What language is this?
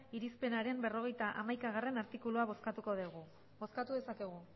Basque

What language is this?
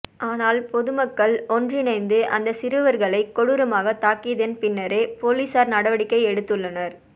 Tamil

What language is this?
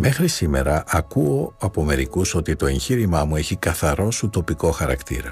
Greek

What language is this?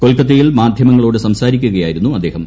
Malayalam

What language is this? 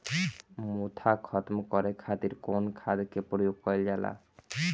Bhojpuri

